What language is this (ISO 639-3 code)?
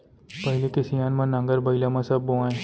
hne